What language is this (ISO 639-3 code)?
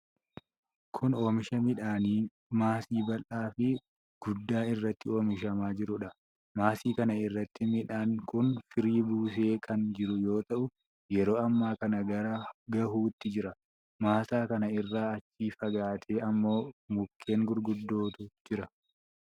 orm